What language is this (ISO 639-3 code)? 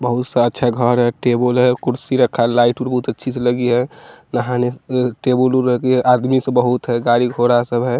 hin